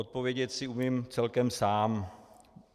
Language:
Czech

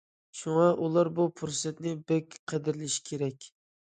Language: Uyghur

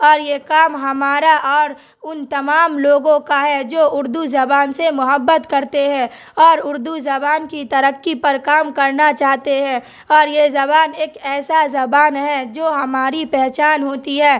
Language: Urdu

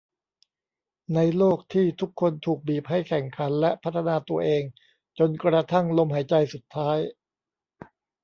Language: Thai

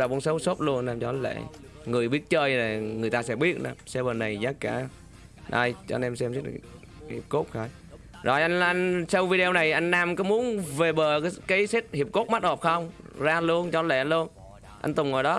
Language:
Vietnamese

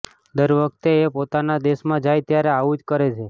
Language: Gujarati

